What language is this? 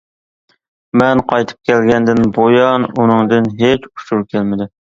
Uyghur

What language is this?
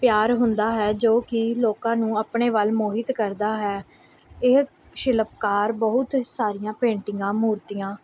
Punjabi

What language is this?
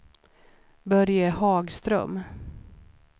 Swedish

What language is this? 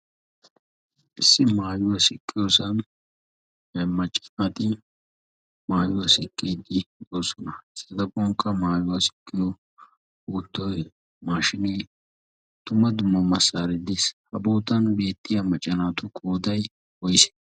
Wolaytta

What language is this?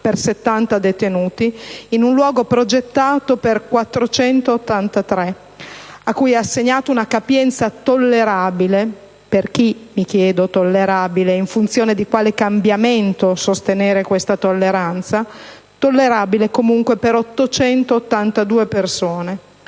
Italian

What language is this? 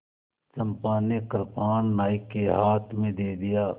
Hindi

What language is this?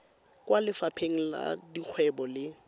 Tswana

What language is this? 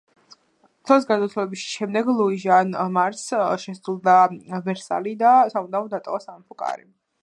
Georgian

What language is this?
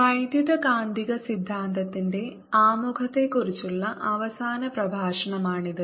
Malayalam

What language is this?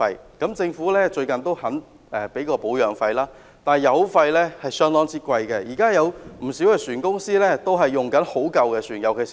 Cantonese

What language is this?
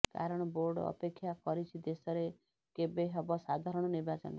Odia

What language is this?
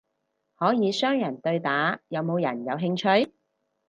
Cantonese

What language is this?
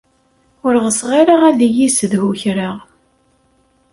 Kabyle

